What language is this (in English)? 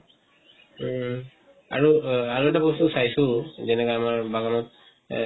Assamese